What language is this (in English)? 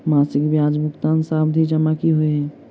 Maithili